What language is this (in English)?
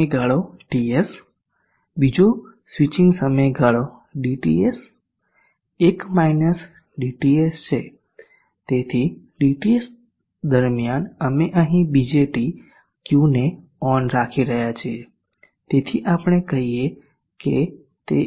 Gujarati